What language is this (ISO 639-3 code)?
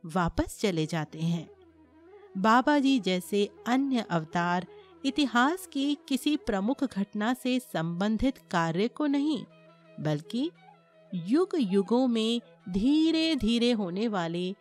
hin